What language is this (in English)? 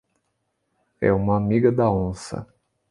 Portuguese